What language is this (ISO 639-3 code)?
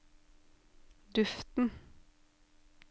nor